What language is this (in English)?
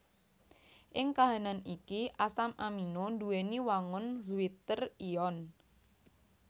Javanese